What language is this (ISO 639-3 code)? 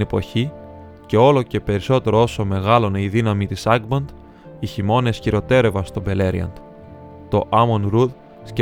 ell